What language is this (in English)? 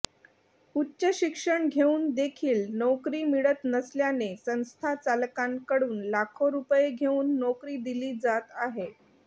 Marathi